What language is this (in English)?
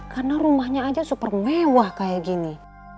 Indonesian